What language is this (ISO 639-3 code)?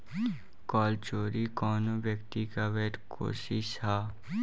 bho